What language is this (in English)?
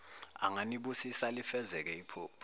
Zulu